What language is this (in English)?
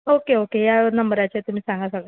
Konkani